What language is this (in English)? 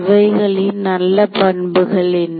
Tamil